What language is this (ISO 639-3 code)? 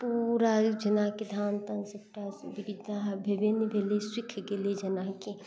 mai